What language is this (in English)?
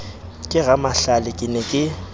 Southern Sotho